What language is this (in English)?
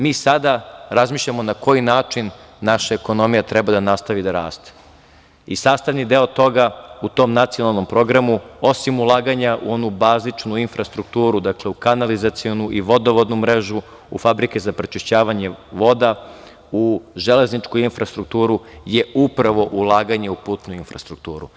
Serbian